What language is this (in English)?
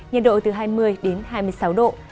Vietnamese